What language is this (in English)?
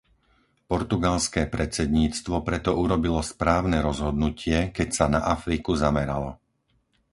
Slovak